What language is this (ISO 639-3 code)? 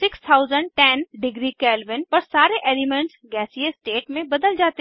hin